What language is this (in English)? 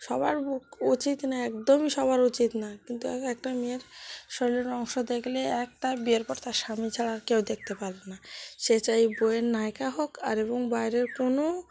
Bangla